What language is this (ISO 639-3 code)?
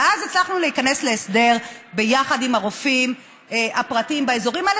heb